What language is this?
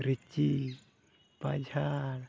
Santali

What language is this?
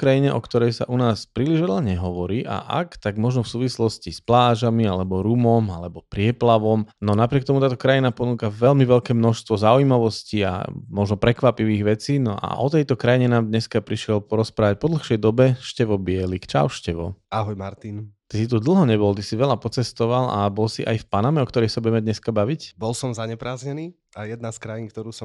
Slovak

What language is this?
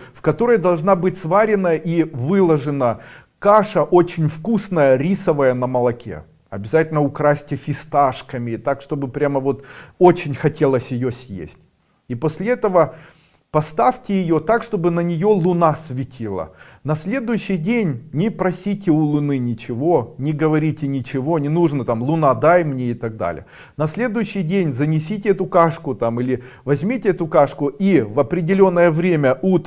Russian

